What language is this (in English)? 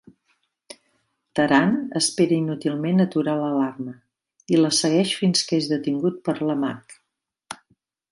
Catalan